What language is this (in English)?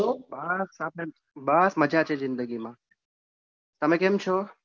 Gujarati